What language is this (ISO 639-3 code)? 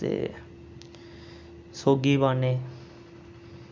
doi